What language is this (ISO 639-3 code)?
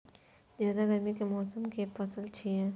mai